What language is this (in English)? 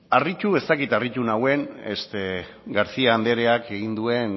Basque